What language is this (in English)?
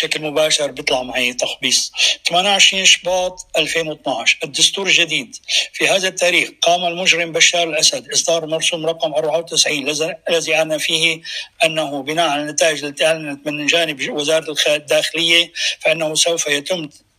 Arabic